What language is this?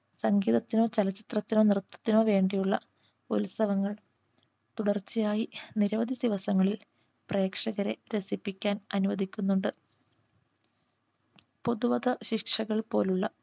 Malayalam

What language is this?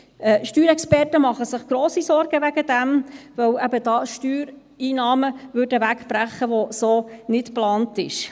Swiss German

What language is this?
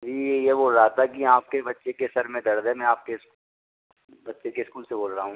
Hindi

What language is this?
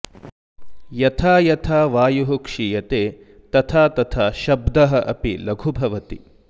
Sanskrit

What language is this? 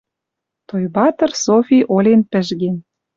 Western Mari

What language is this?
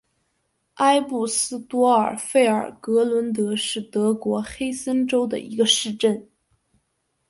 Chinese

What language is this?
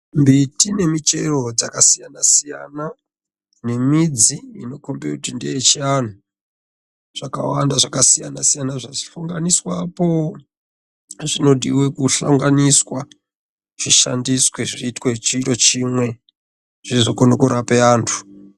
Ndau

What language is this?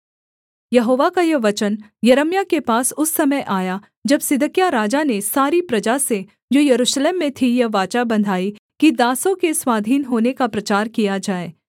Hindi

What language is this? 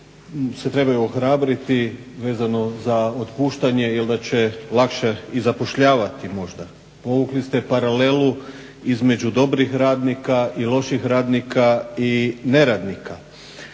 Croatian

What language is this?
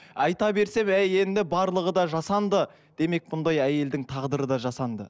Kazakh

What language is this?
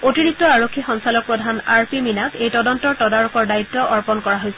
Assamese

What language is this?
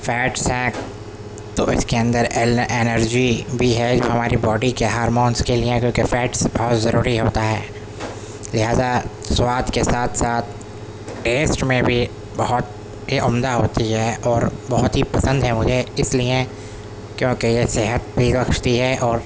Urdu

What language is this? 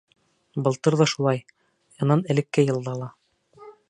Bashkir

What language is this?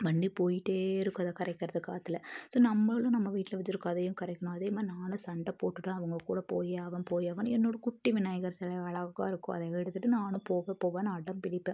Tamil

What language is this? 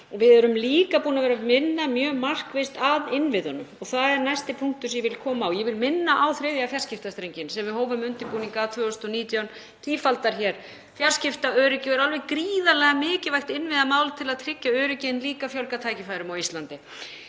Icelandic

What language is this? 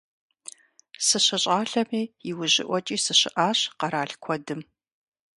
Kabardian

